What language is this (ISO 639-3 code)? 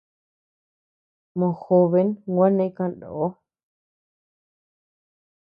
cux